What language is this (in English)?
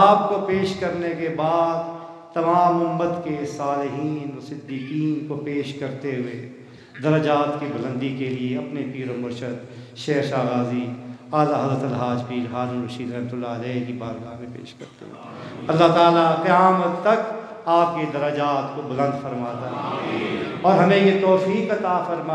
Hindi